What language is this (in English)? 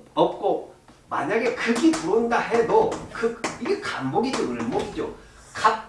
Korean